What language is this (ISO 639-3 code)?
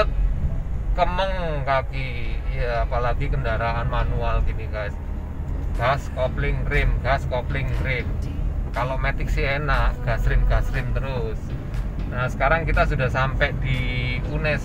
ind